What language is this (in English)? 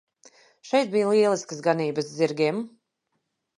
Latvian